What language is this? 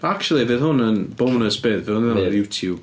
Welsh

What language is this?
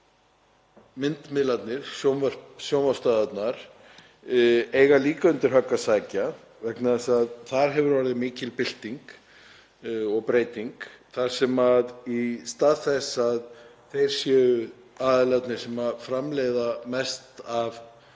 Icelandic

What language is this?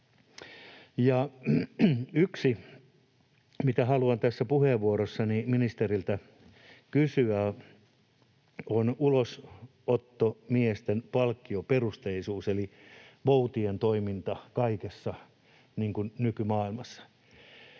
Finnish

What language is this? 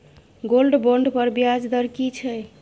Maithili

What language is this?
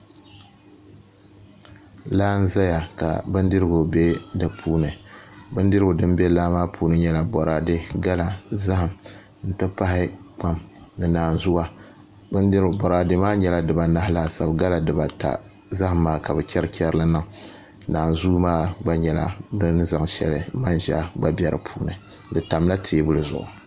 Dagbani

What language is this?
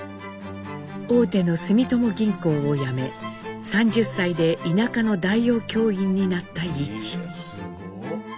Japanese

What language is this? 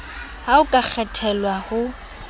Southern Sotho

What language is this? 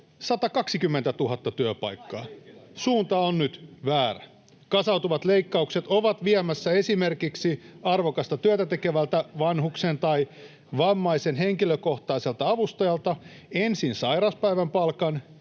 Finnish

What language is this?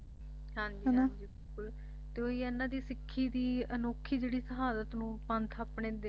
Punjabi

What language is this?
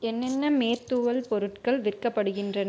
Tamil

